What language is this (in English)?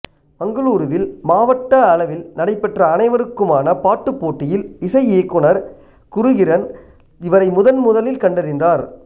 Tamil